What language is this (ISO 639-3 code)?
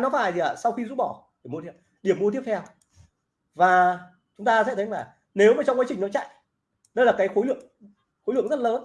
vie